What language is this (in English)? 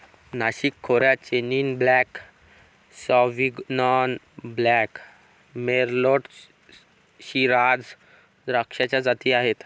Marathi